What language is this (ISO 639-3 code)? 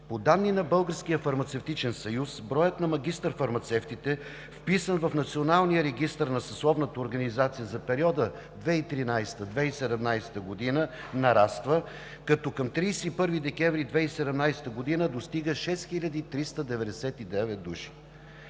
bul